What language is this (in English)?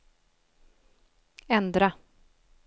Swedish